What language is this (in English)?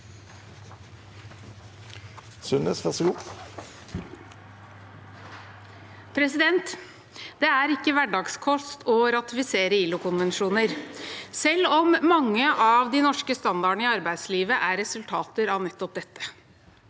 Norwegian